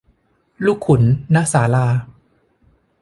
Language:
Thai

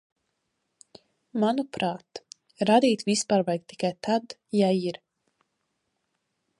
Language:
Latvian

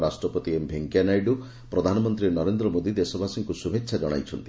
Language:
Odia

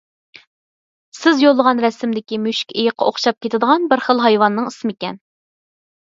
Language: Uyghur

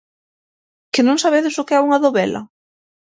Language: Galician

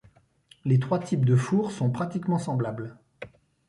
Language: French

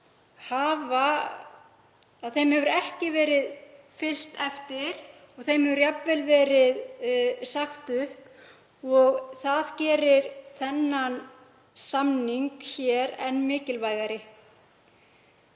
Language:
Icelandic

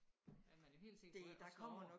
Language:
Danish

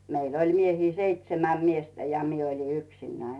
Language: Finnish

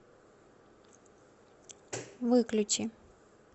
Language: Russian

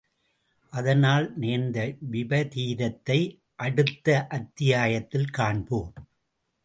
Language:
Tamil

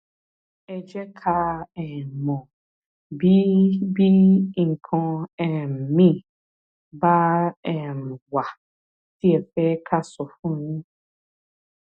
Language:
Yoruba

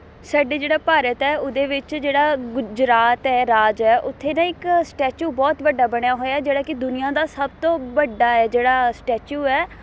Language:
Punjabi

